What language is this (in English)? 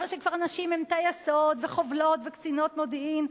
Hebrew